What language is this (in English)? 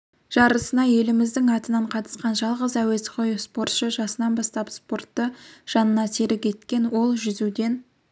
Kazakh